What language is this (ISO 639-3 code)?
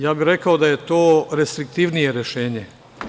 srp